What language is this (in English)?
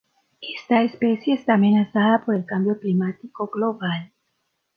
Spanish